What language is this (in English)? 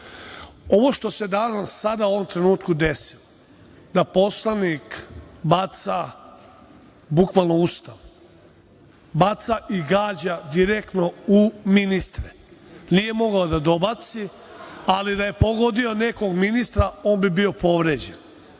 Serbian